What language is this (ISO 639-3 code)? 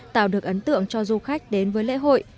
vie